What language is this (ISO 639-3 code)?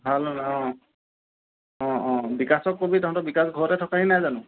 asm